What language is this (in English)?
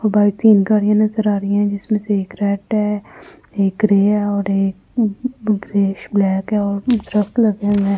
Hindi